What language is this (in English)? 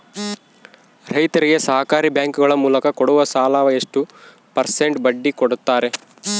Kannada